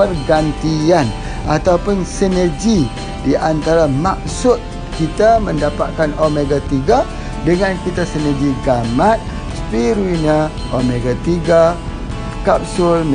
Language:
Malay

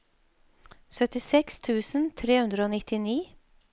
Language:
Norwegian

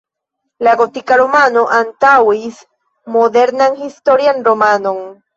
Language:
Esperanto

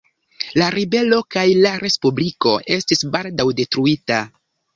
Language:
Esperanto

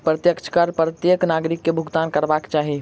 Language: Maithili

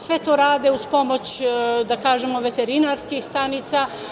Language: Serbian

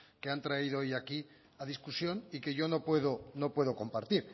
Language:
Spanish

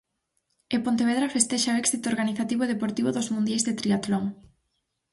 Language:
Galician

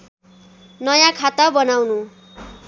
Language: Nepali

